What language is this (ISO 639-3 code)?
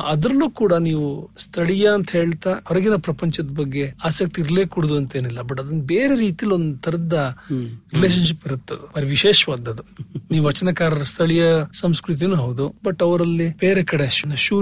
kan